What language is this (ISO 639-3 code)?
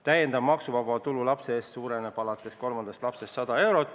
est